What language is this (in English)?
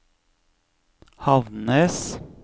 Norwegian